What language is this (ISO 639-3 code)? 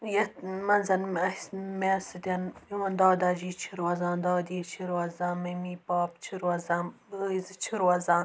kas